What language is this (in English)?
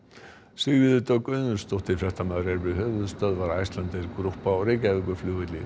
Icelandic